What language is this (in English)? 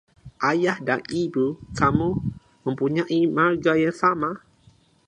Indonesian